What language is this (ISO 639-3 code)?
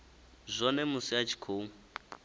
ven